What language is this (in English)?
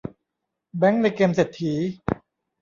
Thai